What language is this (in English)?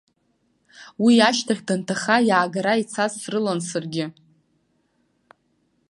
Abkhazian